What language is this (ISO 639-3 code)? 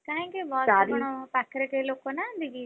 ori